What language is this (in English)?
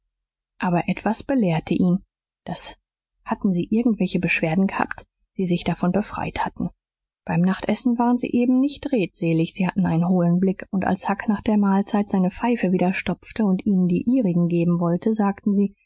German